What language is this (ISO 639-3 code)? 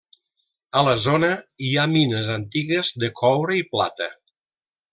cat